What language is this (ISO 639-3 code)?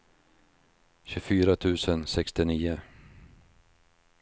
swe